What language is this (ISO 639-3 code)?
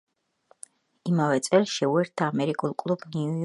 kat